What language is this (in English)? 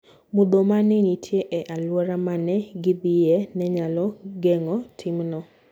Luo (Kenya and Tanzania)